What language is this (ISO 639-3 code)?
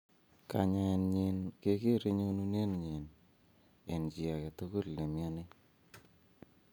kln